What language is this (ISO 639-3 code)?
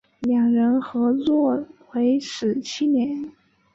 zho